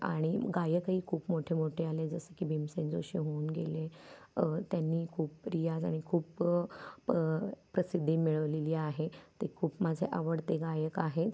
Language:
Marathi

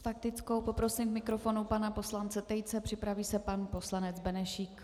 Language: Czech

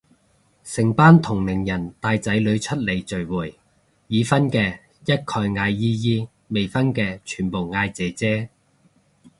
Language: Cantonese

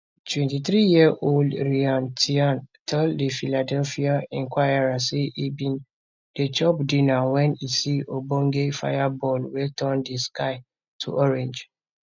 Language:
Nigerian Pidgin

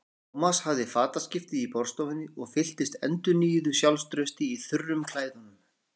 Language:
Icelandic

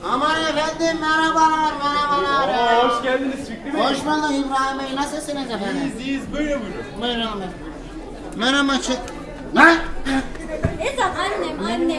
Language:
Turkish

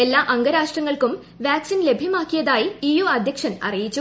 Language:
Malayalam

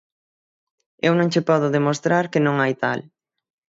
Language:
Galician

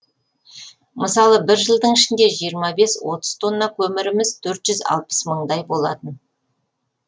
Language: Kazakh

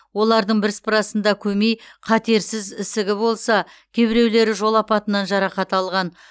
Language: Kazakh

